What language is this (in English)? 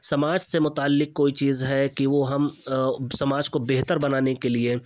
Urdu